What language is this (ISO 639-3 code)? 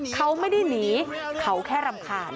tha